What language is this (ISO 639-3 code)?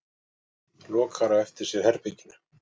isl